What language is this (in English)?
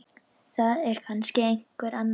Icelandic